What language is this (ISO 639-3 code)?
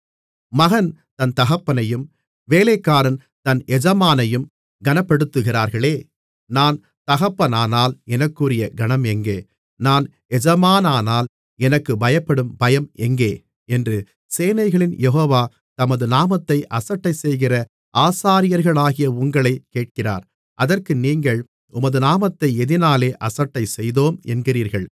tam